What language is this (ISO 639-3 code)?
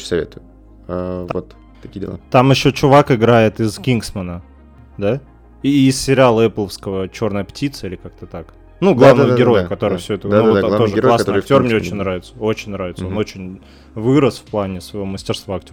rus